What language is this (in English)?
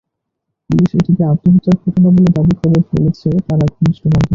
Bangla